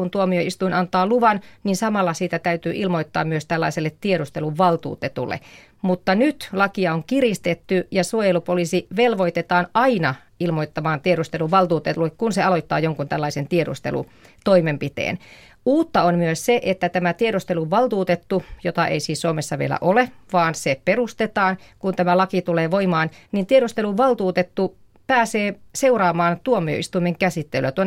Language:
Finnish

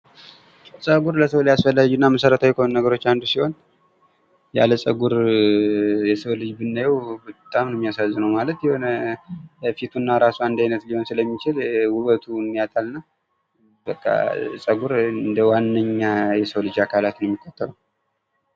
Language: Amharic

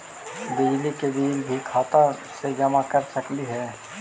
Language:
Magahi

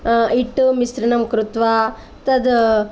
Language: Sanskrit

